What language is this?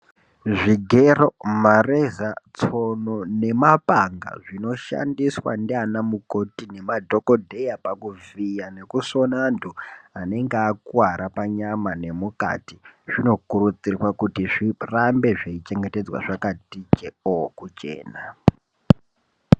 Ndau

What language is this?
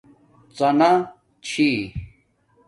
Domaaki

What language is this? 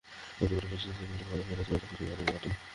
Bangla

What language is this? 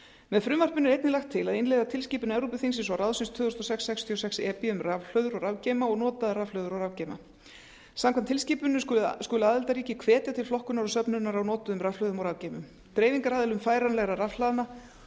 Icelandic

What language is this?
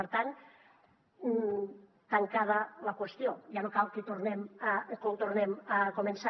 Catalan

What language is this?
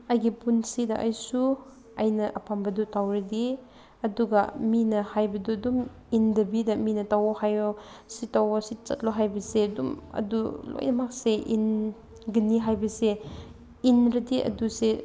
Manipuri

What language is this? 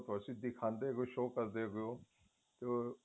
Punjabi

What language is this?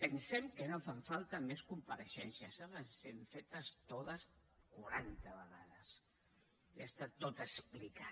Catalan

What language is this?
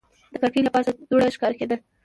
Pashto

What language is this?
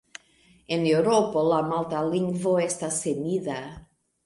Esperanto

